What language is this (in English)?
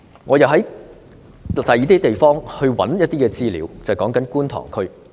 Cantonese